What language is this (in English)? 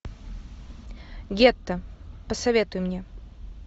Russian